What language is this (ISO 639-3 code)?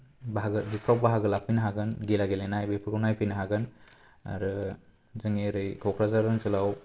brx